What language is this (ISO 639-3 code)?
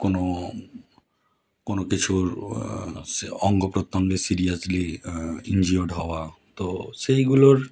ben